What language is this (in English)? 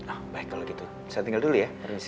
Indonesian